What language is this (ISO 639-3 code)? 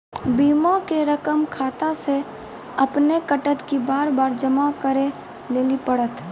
mai